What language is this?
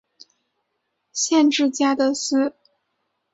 Chinese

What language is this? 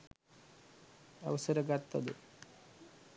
Sinhala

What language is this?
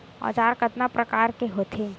Chhattisgarhi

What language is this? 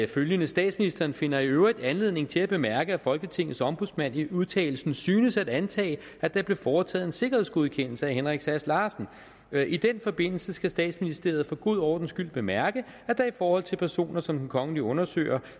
Danish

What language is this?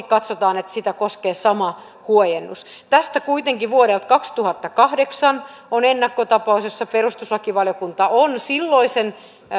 Finnish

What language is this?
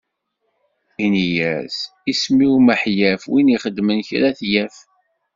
Kabyle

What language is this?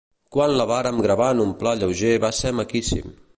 Catalan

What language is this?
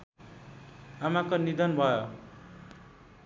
Nepali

